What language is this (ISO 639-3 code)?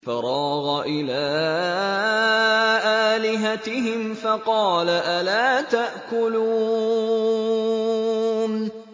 ara